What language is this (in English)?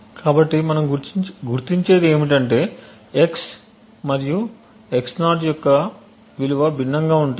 Telugu